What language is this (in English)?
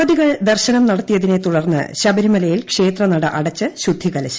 Malayalam